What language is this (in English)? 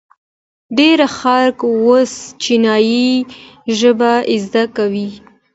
Pashto